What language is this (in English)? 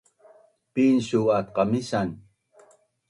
Bunun